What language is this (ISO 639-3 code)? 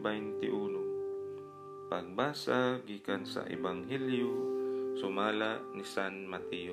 fil